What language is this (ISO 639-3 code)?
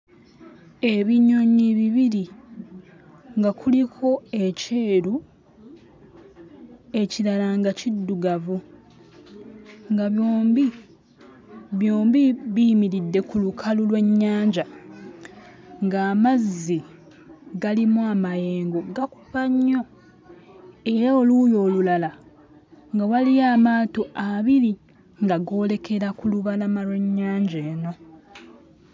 lug